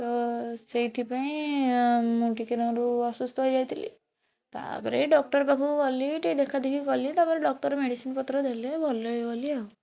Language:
Odia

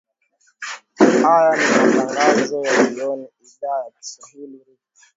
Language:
Swahili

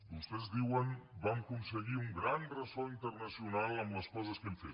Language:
Catalan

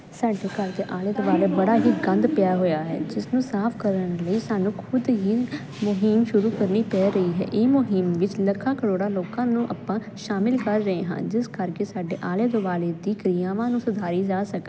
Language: Punjabi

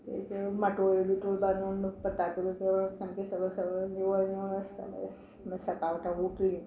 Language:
Konkani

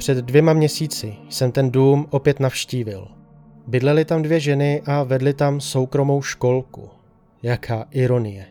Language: Czech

